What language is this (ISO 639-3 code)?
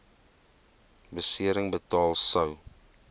afr